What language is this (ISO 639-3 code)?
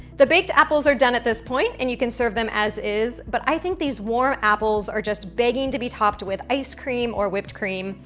eng